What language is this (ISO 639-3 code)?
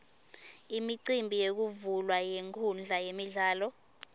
ssw